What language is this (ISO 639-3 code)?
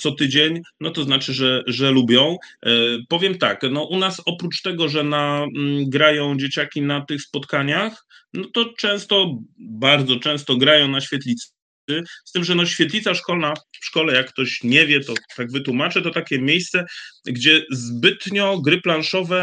pol